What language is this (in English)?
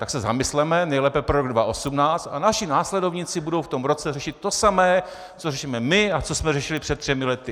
Czech